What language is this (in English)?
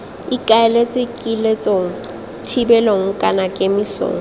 Tswana